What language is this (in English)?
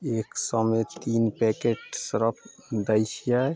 Maithili